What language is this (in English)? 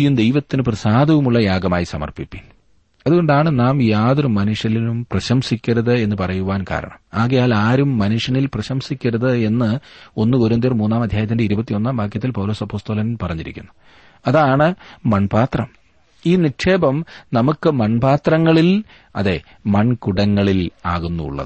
Malayalam